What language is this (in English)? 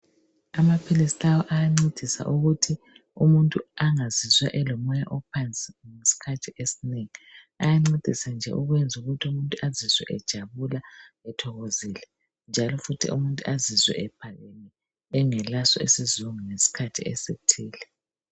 North Ndebele